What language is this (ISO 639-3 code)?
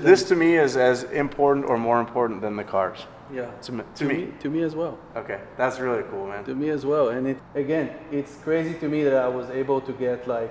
eng